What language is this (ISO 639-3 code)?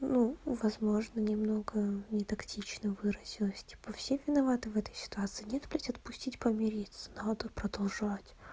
rus